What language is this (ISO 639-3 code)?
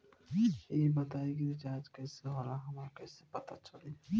bho